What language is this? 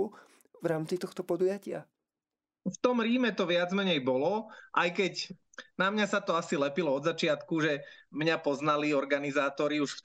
Slovak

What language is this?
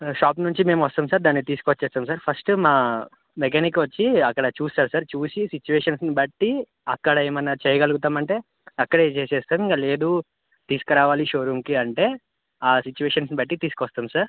Telugu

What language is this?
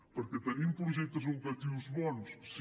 Catalan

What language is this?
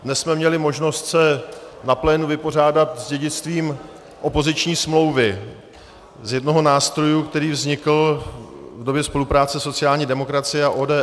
Czech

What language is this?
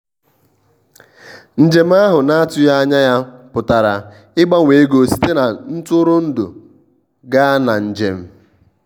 Igbo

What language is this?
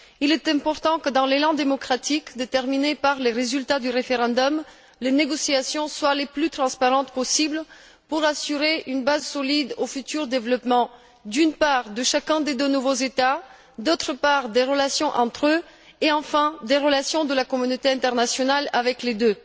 French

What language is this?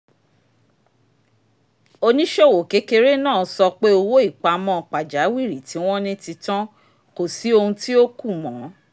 Yoruba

